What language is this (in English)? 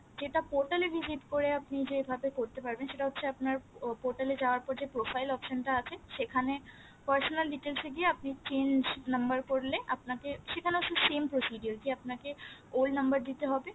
Bangla